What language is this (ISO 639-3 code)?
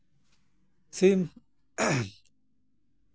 sat